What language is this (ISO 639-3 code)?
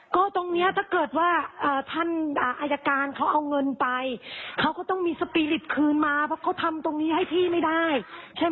tha